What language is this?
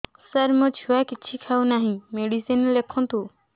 Odia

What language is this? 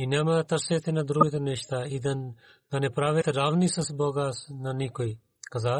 Bulgarian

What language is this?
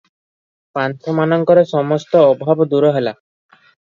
Odia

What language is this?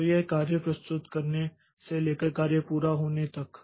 Hindi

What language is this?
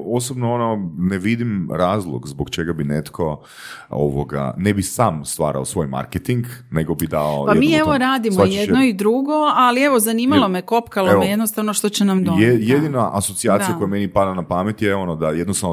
Croatian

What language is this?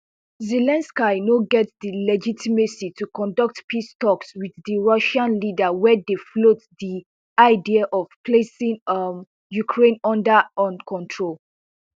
Nigerian Pidgin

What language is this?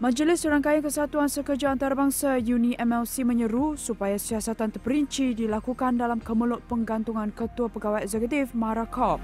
Malay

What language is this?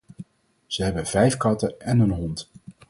Dutch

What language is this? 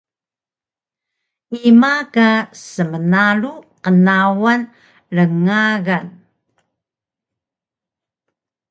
Taroko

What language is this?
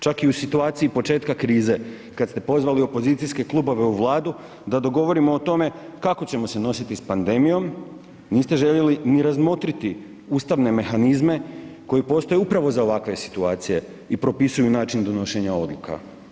Croatian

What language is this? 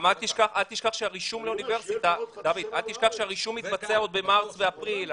Hebrew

